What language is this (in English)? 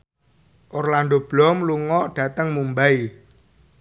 Javanese